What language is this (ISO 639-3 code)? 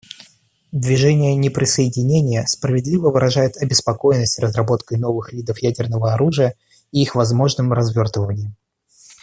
rus